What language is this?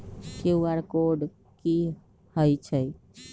Magahi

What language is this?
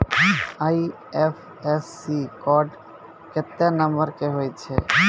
Maithili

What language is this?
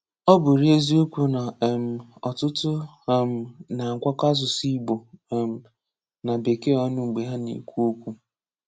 Igbo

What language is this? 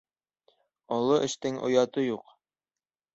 Bashkir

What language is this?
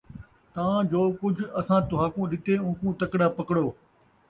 Saraiki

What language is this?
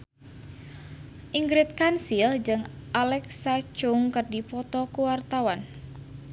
Sundanese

